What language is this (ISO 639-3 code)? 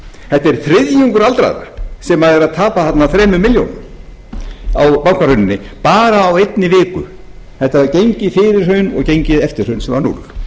isl